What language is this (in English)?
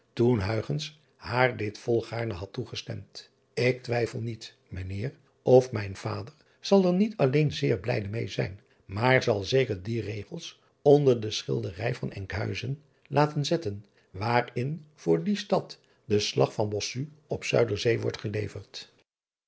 Dutch